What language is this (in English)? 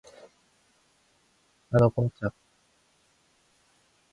Korean